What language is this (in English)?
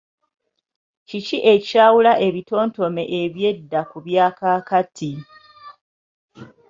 Ganda